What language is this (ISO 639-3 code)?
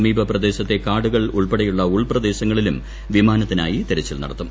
mal